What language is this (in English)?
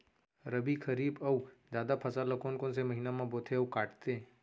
Chhattisgarhi